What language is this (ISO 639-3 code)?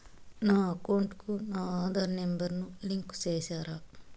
tel